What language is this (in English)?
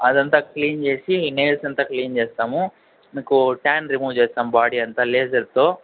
Telugu